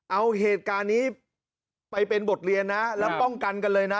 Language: Thai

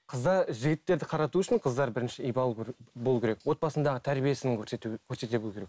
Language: Kazakh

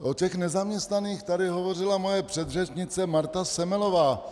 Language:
Czech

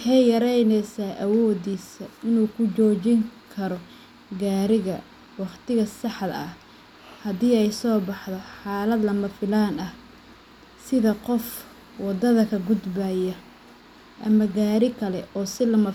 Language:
Somali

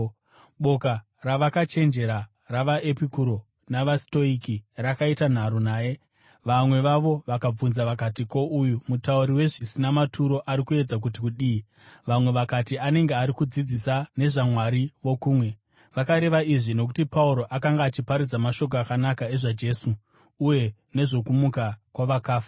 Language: Shona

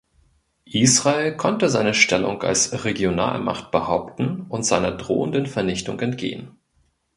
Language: German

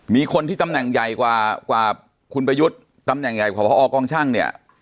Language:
Thai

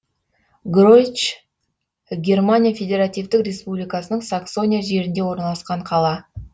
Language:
Kazakh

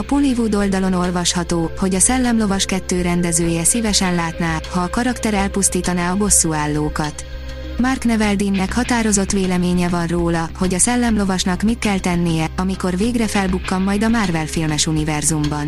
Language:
Hungarian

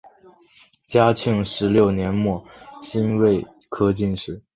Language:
Chinese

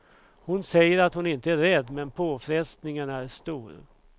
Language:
Swedish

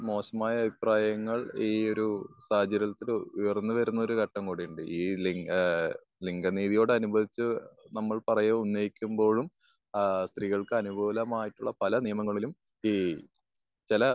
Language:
Malayalam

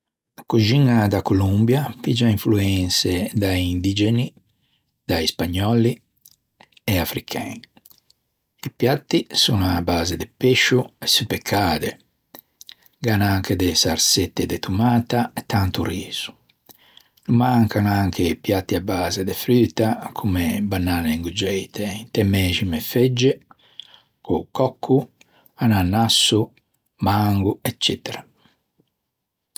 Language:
Ligurian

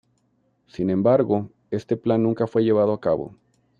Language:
Spanish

